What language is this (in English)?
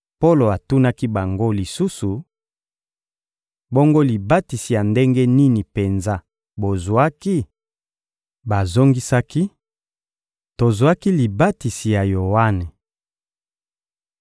Lingala